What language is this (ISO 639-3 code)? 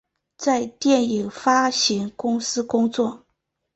zho